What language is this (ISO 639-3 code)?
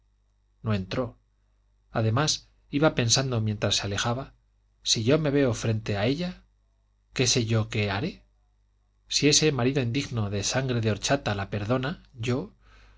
spa